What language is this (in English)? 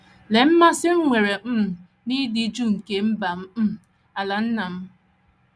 Igbo